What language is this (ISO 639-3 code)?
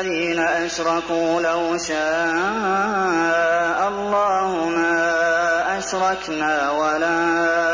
ara